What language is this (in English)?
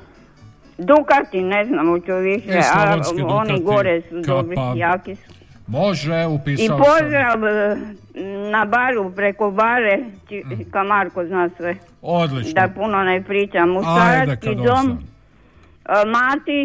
Croatian